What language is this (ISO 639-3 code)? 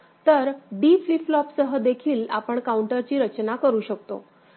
mar